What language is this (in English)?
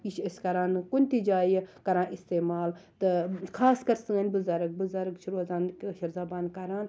Kashmiri